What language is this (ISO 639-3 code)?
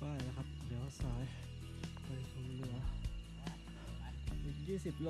tha